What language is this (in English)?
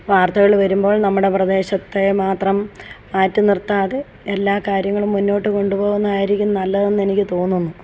Malayalam